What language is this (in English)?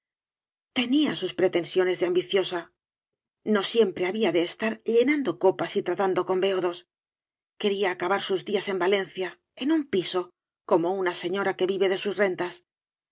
Spanish